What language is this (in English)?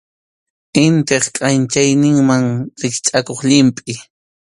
Arequipa-La Unión Quechua